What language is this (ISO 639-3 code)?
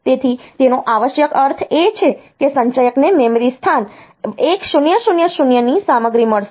guj